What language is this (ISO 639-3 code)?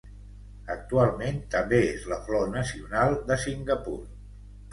cat